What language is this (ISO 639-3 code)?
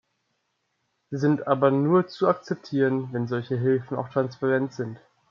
deu